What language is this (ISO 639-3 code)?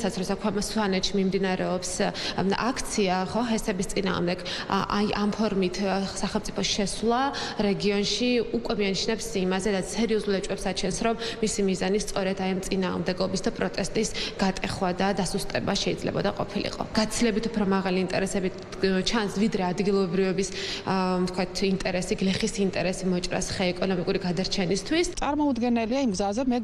deu